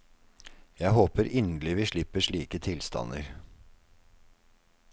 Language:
Norwegian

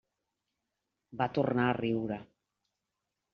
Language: Catalan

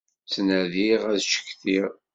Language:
Kabyle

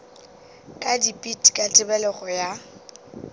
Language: Northern Sotho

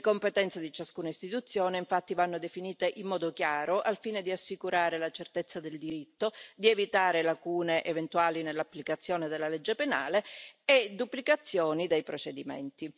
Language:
Italian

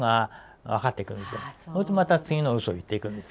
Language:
Japanese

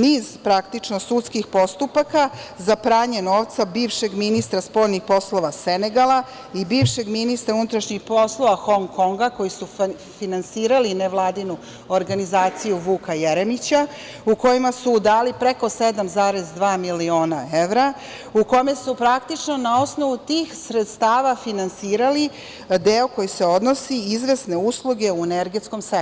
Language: Serbian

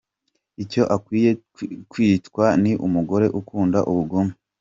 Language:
Kinyarwanda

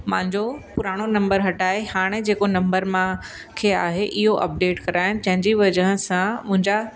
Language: Sindhi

